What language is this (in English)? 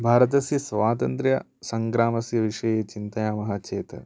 Sanskrit